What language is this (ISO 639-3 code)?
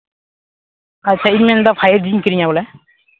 sat